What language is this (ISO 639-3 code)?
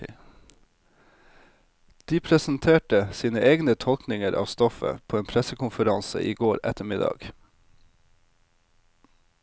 nor